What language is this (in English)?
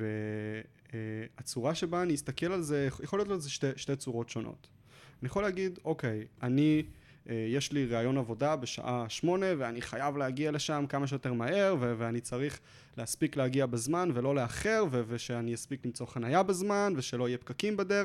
Hebrew